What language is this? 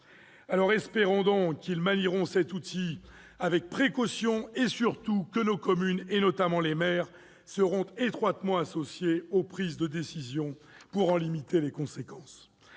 French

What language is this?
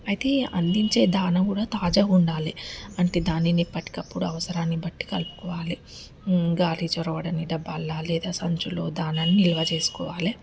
Telugu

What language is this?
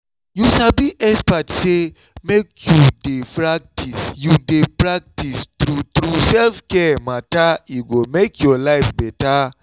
Nigerian Pidgin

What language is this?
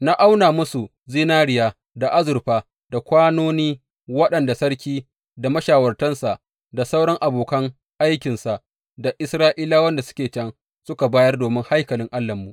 Hausa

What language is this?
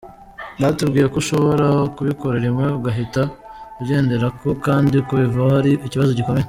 Kinyarwanda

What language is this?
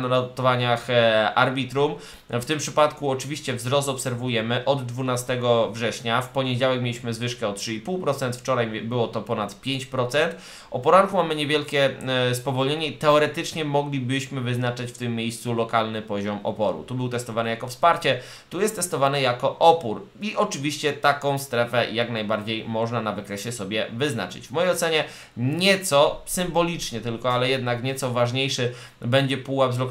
Polish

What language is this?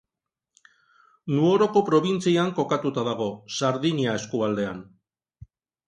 Basque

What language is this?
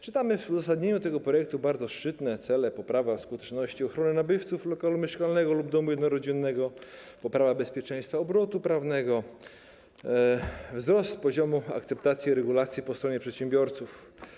Polish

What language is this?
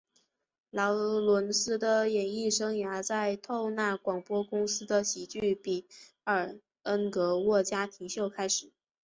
Chinese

